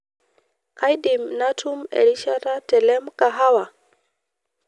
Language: Masai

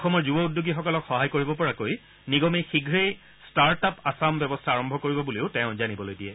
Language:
Assamese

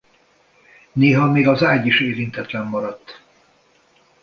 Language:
Hungarian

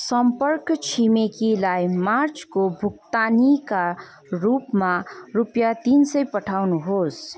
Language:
Nepali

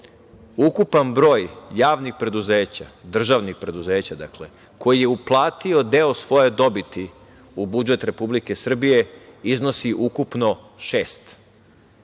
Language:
Serbian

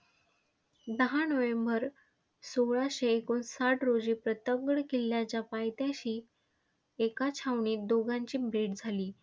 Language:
Marathi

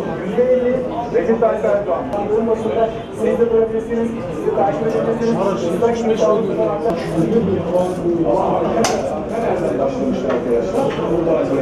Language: Turkish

